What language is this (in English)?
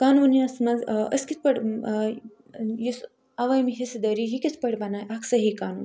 Kashmiri